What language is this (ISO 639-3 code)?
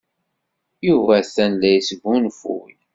kab